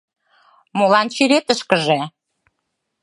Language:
Mari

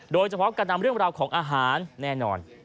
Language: Thai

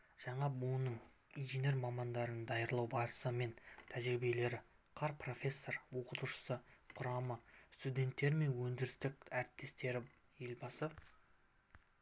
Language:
Kazakh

